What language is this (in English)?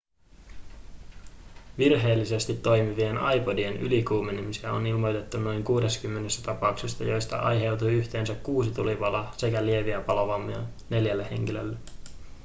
Finnish